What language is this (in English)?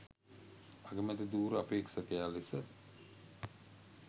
Sinhala